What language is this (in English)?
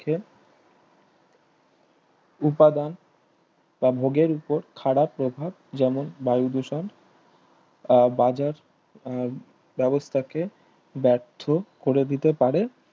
Bangla